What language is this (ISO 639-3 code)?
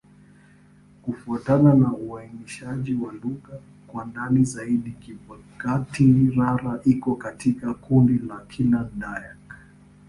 swa